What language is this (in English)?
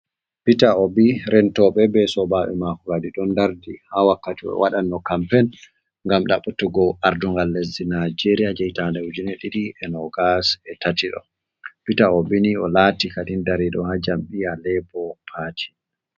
Fula